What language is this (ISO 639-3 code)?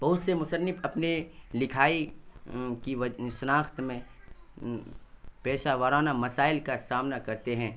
urd